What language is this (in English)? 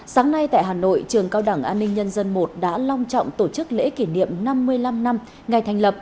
Vietnamese